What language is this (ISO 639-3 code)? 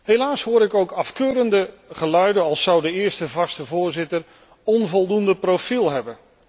nld